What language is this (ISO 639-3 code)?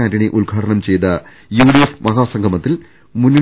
mal